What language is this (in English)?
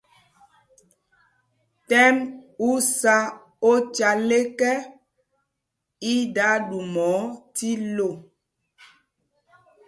Mpumpong